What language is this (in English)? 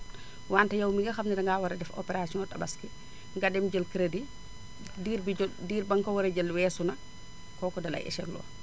Wolof